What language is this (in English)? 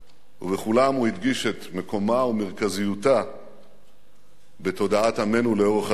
Hebrew